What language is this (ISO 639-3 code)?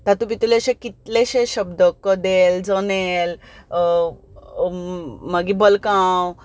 kok